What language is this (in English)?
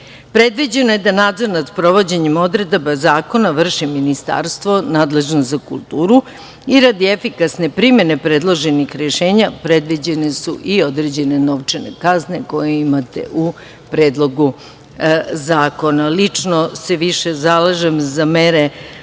Serbian